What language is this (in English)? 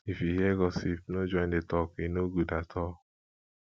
Nigerian Pidgin